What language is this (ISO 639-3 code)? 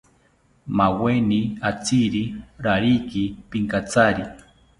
cpy